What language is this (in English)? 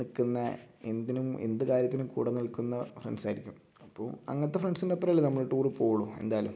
Malayalam